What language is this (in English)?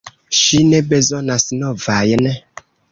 Esperanto